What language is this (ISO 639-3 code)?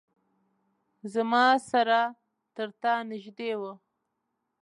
pus